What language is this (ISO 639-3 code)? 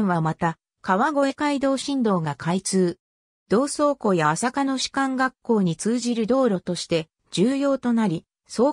jpn